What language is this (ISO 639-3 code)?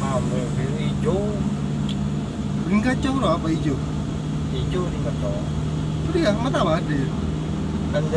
ind